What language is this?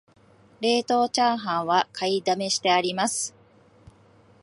Japanese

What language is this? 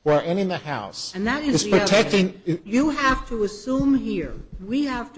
English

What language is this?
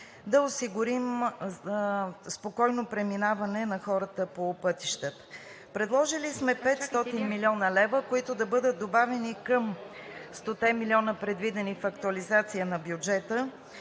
Bulgarian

